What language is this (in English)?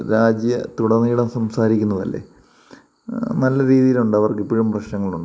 Malayalam